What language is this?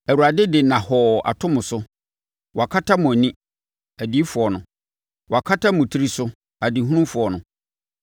Akan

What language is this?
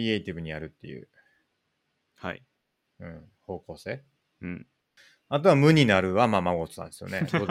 Japanese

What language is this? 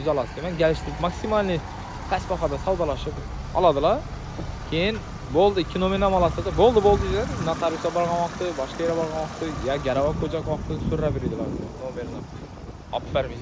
Turkish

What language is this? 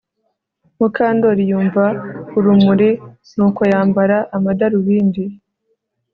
Kinyarwanda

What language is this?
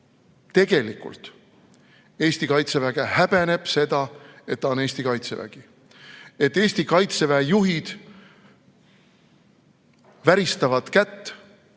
Estonian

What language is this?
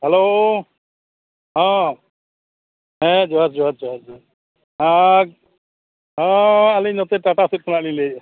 Santali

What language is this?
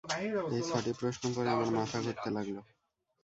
Bangla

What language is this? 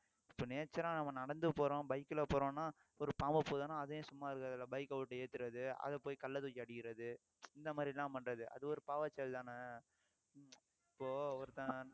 Tamil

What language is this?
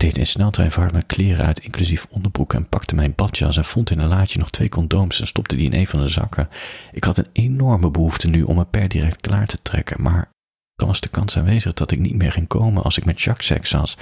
Dutch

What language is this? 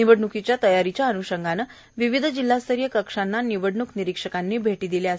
Marathi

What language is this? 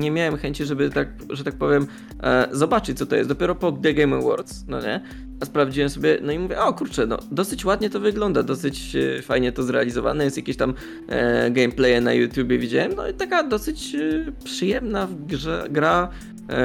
Polish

